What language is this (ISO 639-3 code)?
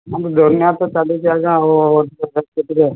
ori